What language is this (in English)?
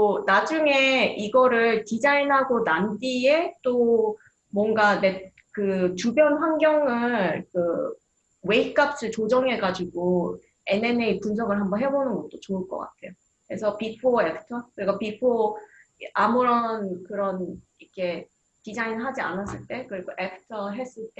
Korean